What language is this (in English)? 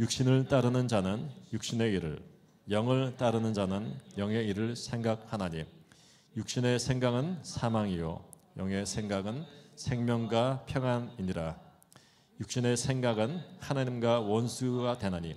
Korean